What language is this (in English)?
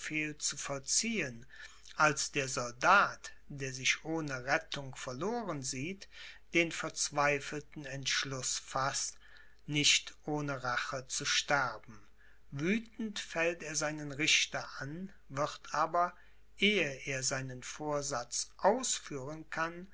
German